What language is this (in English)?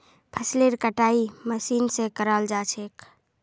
Magahi